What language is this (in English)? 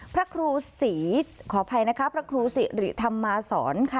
Thai